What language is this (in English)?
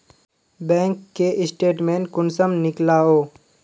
Magahi